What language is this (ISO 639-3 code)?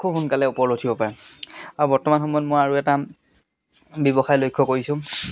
asm